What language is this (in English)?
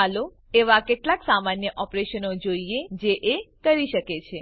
Gujarati